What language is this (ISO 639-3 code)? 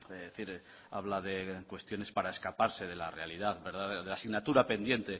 spa